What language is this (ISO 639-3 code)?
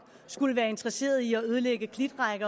dan